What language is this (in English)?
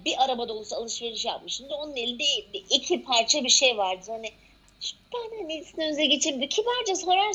Turkish